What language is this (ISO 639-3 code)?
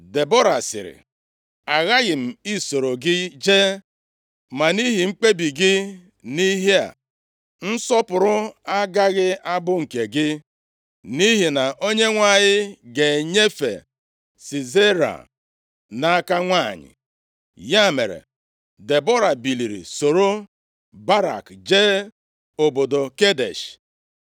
ibo